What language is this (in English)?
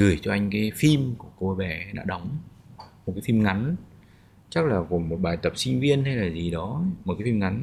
Vietnamese